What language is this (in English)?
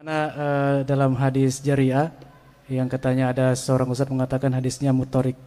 Malay